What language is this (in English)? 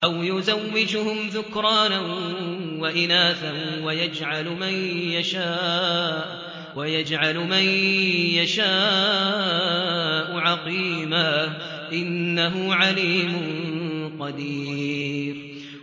Arabic